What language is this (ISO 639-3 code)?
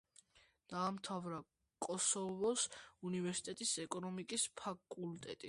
kat